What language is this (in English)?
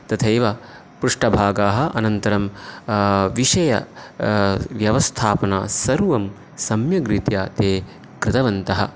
Sanskrit